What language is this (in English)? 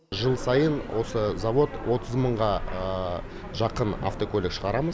Kazakh